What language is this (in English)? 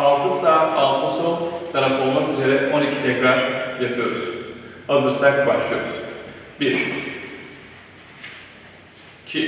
Turkish